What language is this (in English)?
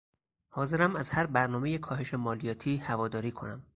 Persian